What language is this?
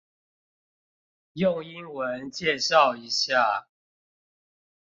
Chinese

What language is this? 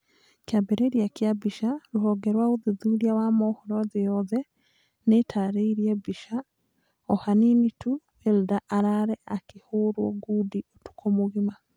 Kikuyu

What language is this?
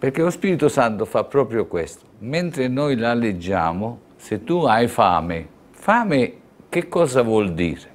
Italian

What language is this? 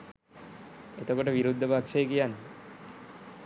Sinhala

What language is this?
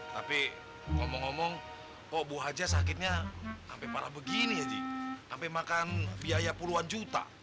Indonesian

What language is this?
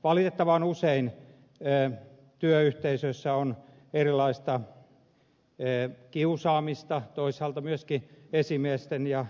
Finnish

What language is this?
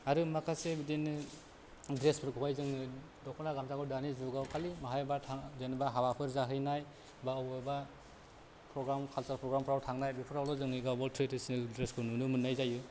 Bodo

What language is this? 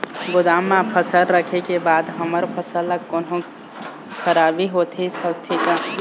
Chhattisgarhi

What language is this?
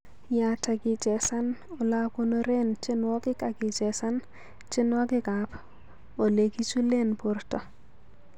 Kalenjin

